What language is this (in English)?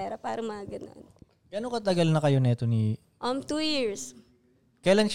Filipino